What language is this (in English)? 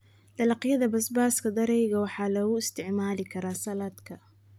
Somali